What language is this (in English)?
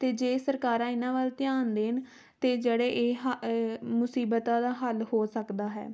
Punjabi